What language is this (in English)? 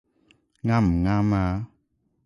Cantonese